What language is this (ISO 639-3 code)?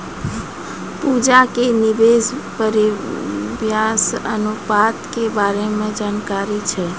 mai